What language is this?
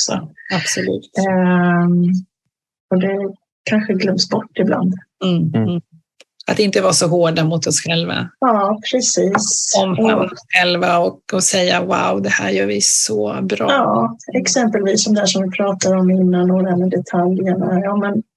Swedish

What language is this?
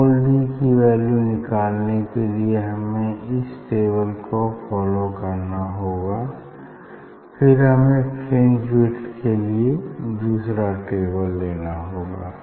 Hindi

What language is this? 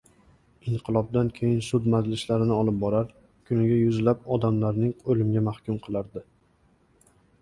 Uzbek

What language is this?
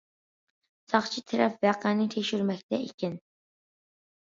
Uyghur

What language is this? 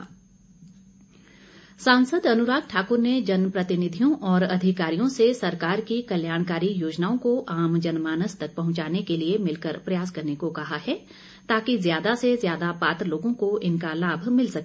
Hindi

